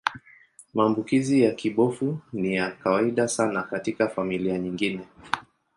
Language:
Swahili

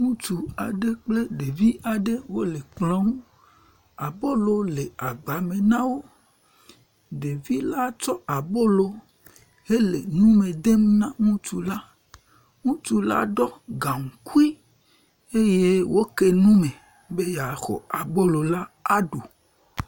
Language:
Ewe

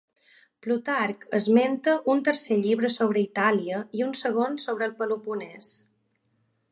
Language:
Catalan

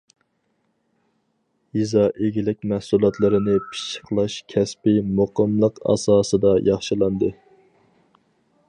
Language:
Uyghur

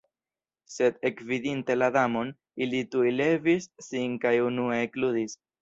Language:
Esperanto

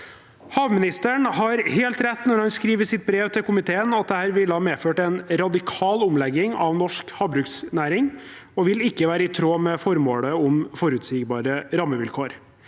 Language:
Norwegian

